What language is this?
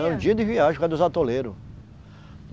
Portuguese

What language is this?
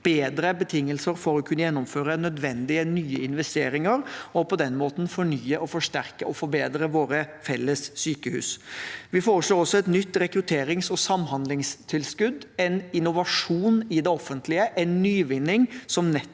Norwegian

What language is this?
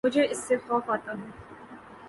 Urdu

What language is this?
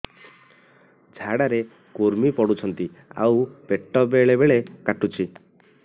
Odia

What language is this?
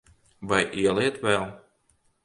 Latvian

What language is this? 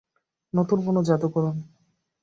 Bangla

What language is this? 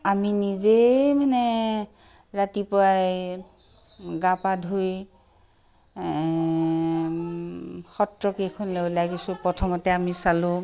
Assamese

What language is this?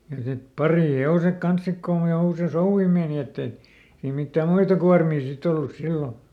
Finnish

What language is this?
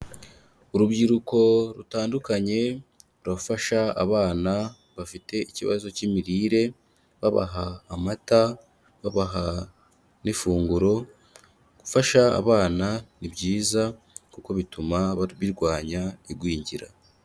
Kinyarwanda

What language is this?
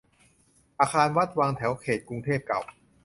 Thai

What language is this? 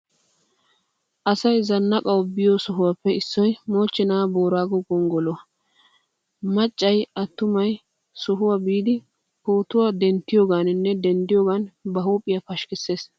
Wolaytta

